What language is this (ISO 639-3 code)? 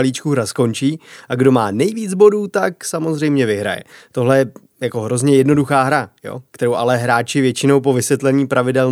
ces